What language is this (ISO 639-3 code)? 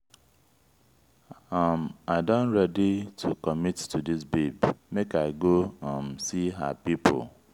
pcm